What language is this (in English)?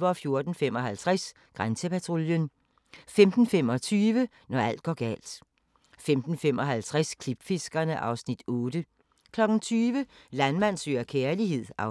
Danish